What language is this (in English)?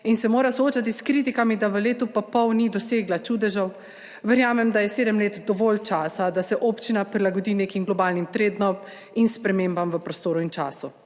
Slovenian